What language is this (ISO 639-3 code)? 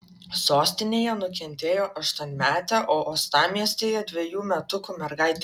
lit